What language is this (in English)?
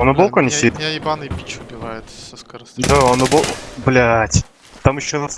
Russian